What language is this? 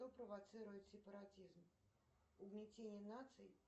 Russian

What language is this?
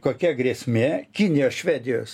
Lithuanian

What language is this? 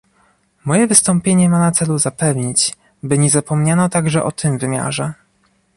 Polish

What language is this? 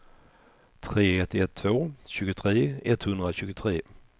Swedish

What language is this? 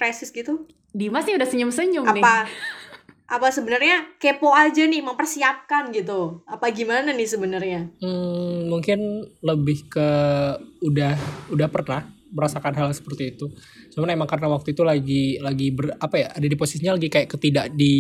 Indonesian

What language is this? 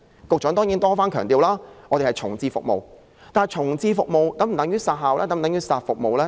Cantonese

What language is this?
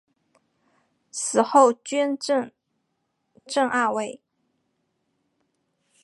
Chinese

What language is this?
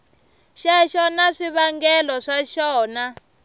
Tsonga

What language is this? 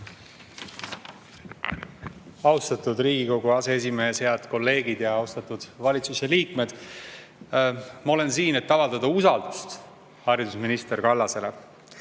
Estonian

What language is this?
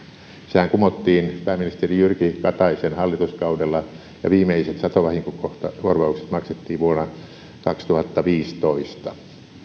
Finnish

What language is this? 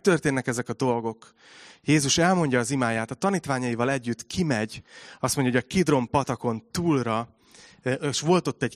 Hungarian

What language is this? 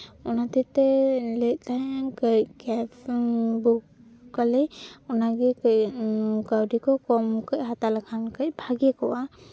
Santali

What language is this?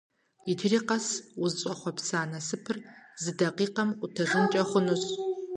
Kabardian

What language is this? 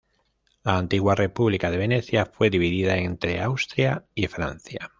Spanish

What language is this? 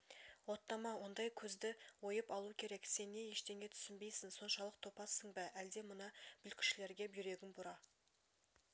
Kazakh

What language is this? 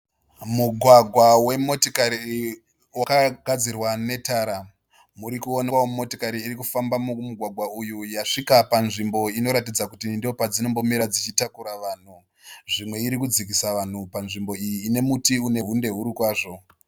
Shona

